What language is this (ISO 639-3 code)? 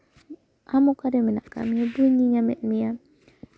sat